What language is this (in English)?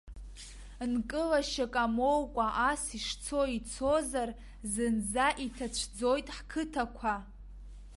Abkhazian